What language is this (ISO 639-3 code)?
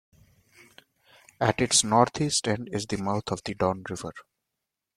eng